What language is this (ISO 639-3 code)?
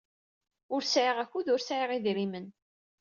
kab